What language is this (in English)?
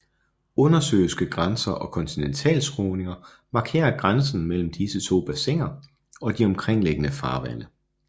Danish